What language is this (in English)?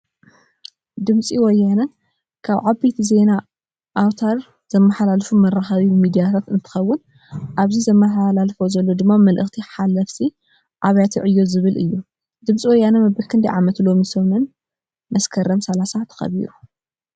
Tigrinya